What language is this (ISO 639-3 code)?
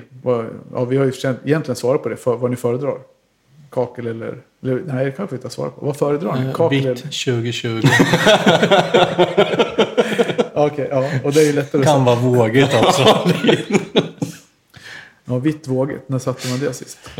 swe